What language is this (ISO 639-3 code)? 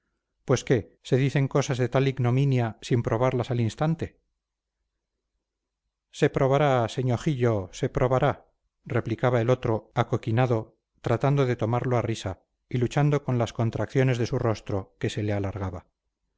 spa